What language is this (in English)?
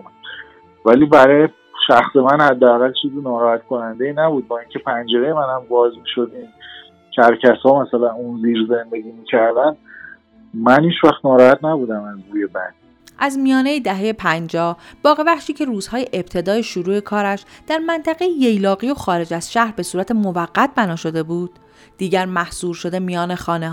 Persian